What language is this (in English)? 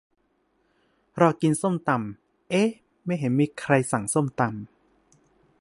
Thai